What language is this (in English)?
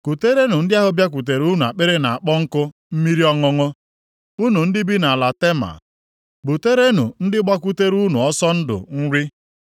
Igbo